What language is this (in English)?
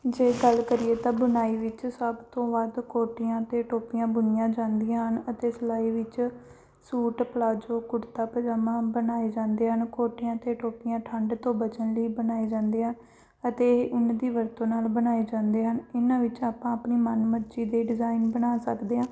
Punjabi